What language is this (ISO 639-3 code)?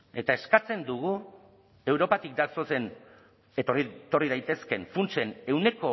eus